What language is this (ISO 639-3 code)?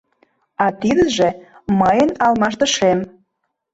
chm